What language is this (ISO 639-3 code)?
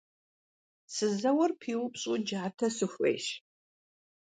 kbd